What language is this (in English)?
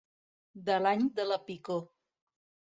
Catalan